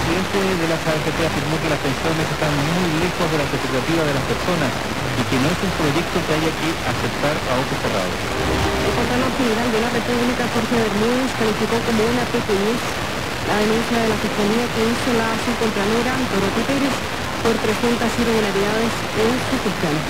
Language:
Spanish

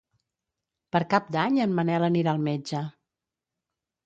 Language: Catalan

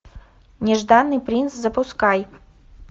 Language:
Russian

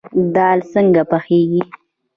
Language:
Pashto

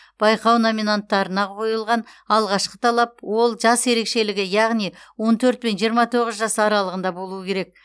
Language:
Kazakh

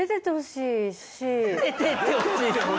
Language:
Japanese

